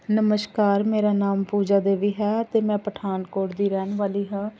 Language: Punjabi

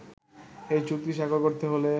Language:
Bangla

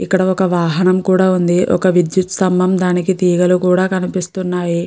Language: Telugu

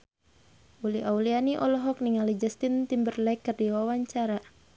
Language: Sundanese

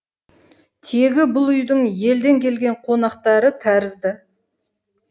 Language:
Kazakh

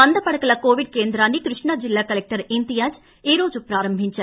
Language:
Telugu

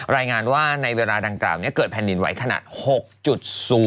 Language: Thai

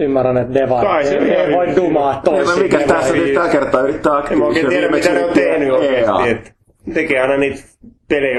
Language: Finnish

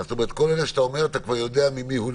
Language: Hebrew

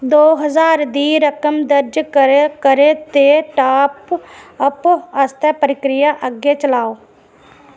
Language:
Dogri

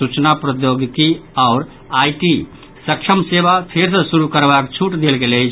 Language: Maithili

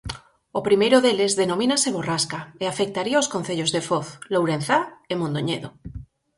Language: Galician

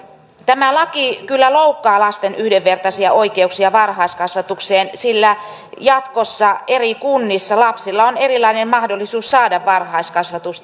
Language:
Finnish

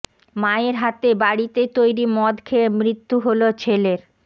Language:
Bangla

